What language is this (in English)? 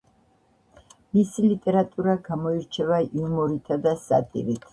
Georgian